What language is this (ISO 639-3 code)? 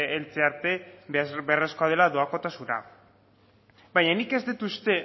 eus